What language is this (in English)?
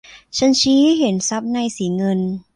Thai